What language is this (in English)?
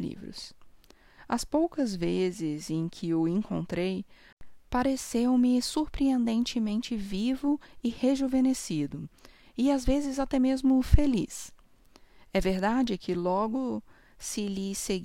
Portuguese